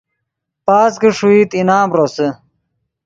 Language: Yidgha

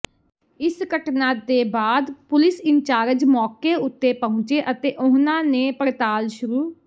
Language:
Punjabi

